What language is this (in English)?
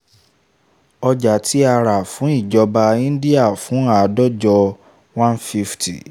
Yoruba